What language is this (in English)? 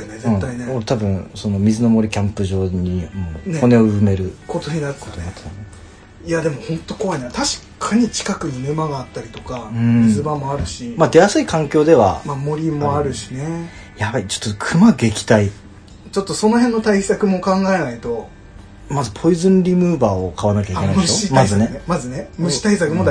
Japanese